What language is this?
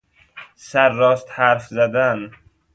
Persian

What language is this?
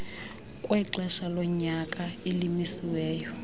Xhosa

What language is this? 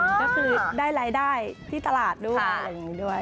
Thai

